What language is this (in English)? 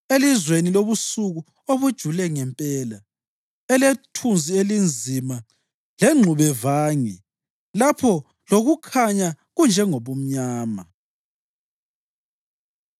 North Ndebele